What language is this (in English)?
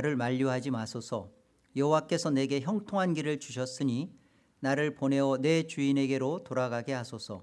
Korean